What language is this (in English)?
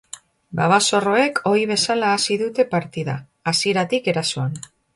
Basque